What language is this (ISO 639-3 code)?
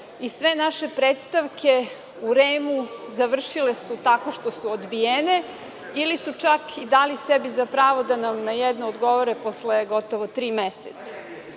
srp